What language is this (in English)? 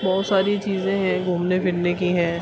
Urdu